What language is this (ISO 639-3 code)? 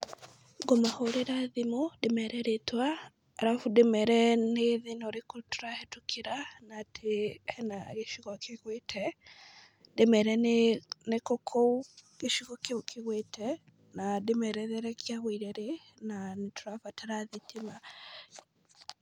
kik